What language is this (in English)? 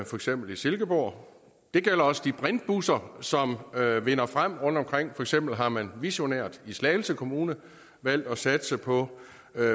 Danish